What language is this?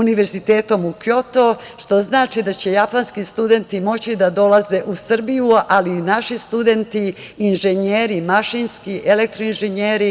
Serbian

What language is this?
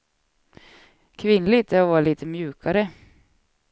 Swedish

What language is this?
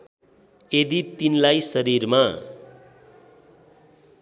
Nepali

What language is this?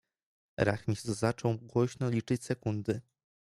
Polish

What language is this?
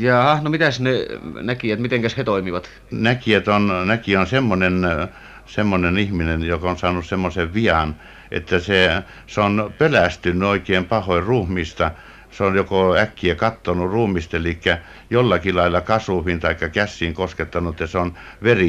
Finnish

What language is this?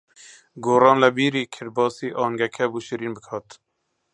Central Kurdish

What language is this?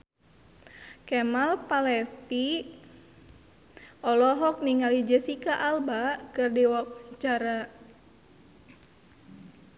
Sundanese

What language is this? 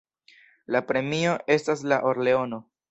Esperanto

